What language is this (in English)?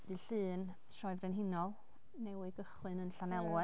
Welsh